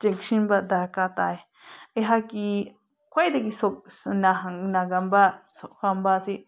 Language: Manipuri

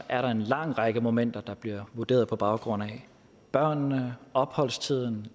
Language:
Danish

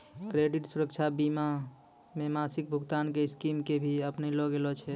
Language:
Maithili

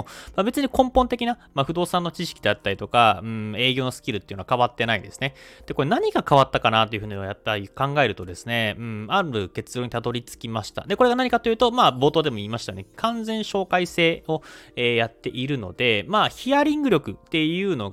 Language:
Japanese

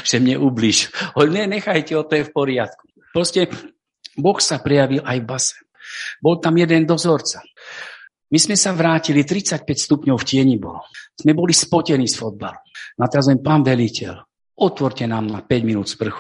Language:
Slovak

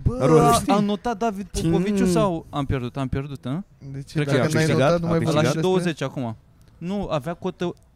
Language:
Romanian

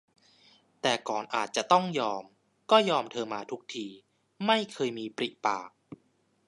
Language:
Thai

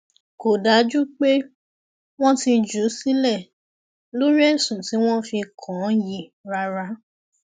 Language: Yoruba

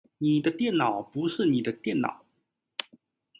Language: Chinese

